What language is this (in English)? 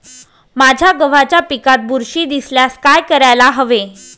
Marathi